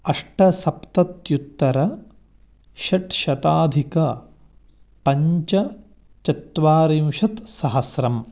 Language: Sanskrit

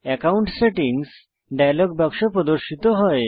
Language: Bangla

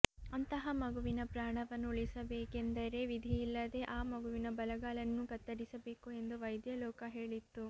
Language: Kannada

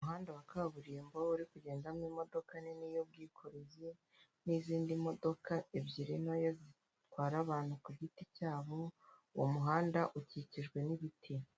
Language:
Kinyarwanda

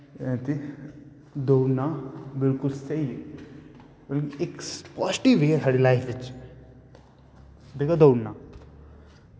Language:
Dogri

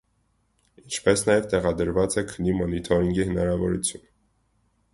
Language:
Armenian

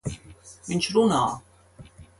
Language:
Latvian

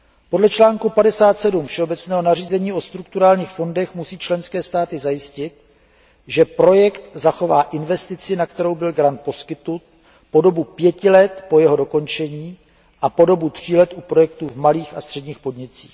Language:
Czech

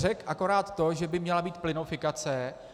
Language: Czech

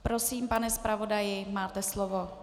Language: Czech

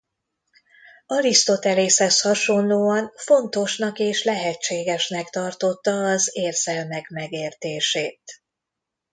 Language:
Hungarian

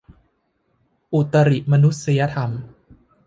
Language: Thai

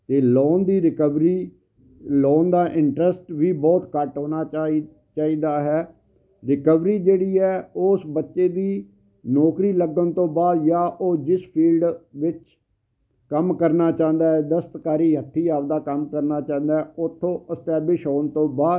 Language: Punjabi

